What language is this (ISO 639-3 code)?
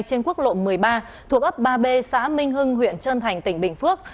vie